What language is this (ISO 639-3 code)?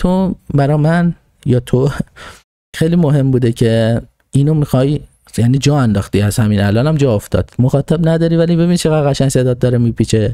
fas